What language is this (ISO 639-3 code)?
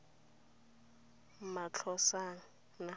tsn